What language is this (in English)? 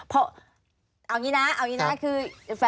Thai